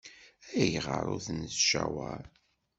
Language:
Kabyle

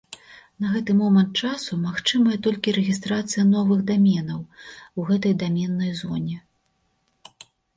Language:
Belarusian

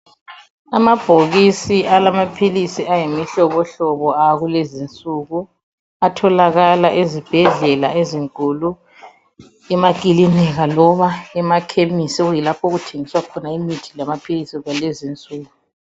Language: North Ndebele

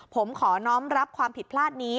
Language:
Thai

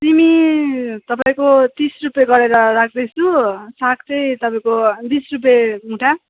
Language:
Nepali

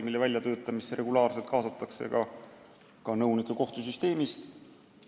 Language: Estonian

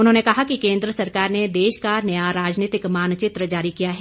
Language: Hindi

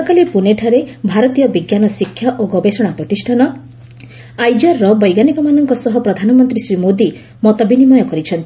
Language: Odia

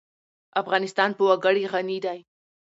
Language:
Pashto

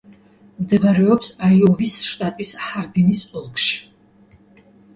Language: Georgian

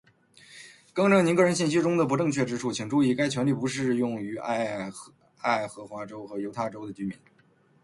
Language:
Chinese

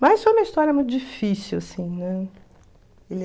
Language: Portuguese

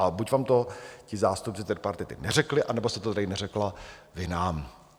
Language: Czech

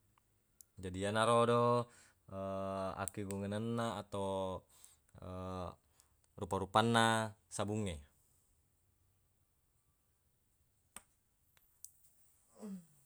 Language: Buginese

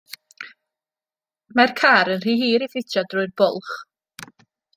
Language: Welsh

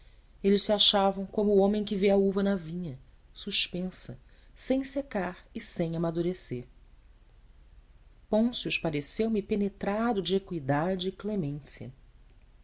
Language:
Portuguese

